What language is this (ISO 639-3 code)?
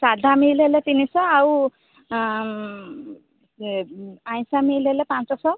ori